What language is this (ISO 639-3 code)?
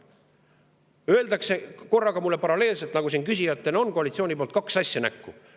est